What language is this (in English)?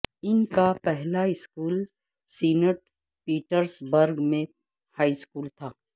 Urdu